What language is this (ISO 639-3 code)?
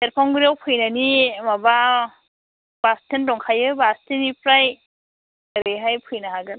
brx